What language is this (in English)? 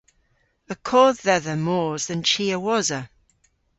Cornish